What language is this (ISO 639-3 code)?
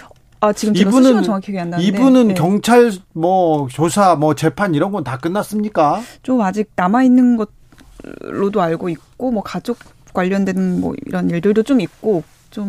kor